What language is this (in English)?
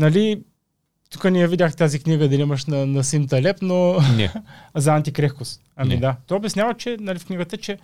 Bulgarian